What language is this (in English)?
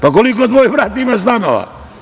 Serbian